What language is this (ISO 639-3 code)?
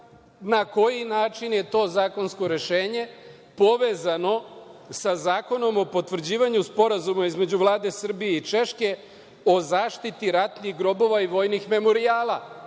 srp